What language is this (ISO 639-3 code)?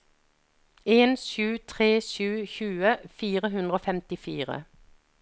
nor